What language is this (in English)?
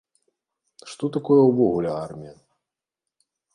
Belarusian